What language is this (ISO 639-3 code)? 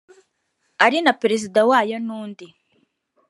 kin